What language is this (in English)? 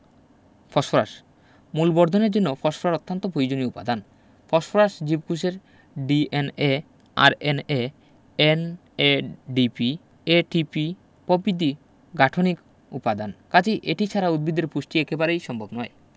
Bangla